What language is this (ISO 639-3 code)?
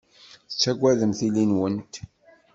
kab